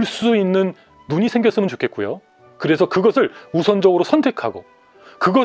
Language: Korean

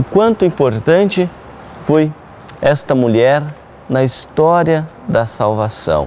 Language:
Portuguese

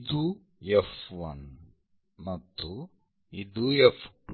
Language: Kannada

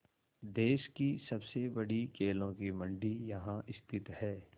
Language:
Hindi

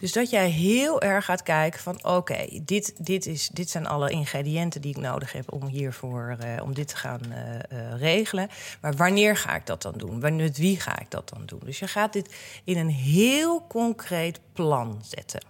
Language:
Dutch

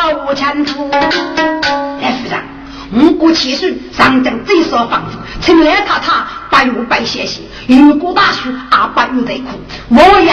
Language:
Chinese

